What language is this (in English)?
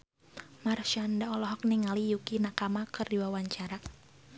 Sundanese